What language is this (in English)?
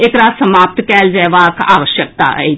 Maithili